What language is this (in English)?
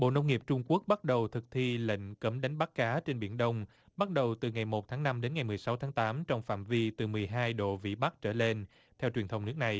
Vietnamese